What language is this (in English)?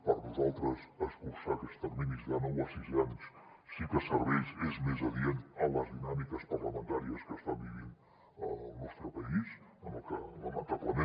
Catalan